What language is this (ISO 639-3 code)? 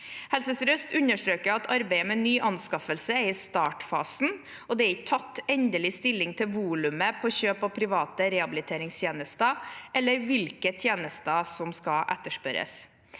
nor